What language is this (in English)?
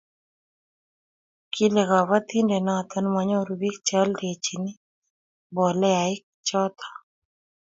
Kalenjin